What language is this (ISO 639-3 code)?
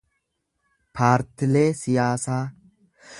orm